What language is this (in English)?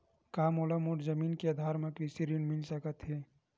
Chhattisgarhi